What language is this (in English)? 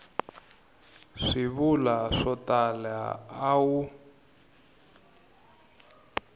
Tsonga